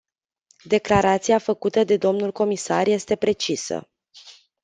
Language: Romanian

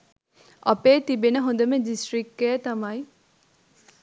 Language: Sinhala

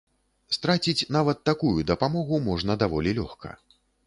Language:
Belarusian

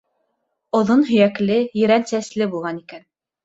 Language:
Bashkir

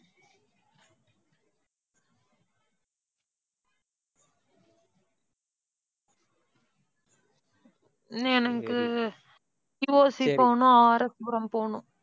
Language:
Tamil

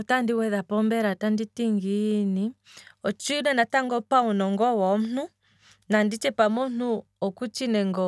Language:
Kwambi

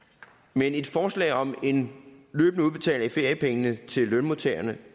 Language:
Danish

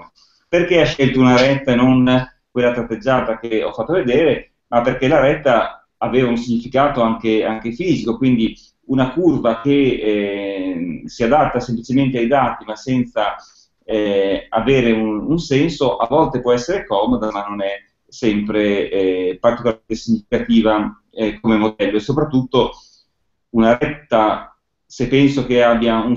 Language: Italian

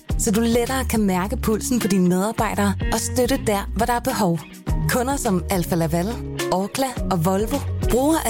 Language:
Danish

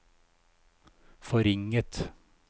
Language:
Norwegian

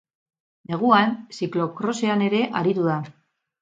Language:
Basque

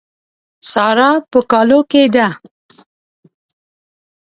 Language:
Pashto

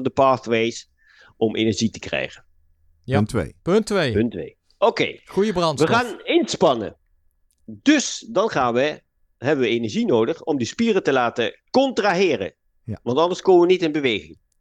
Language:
Dutch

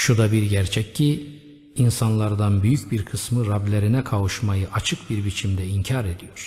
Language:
Turkish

